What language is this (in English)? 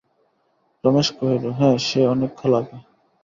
Bangla